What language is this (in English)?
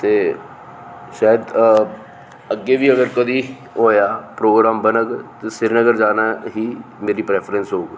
Dogri